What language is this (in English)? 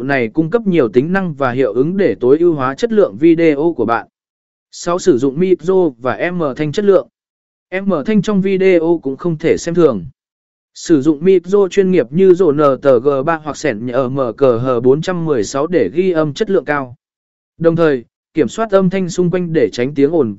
Vietnamese